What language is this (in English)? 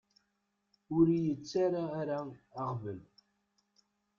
Kabyle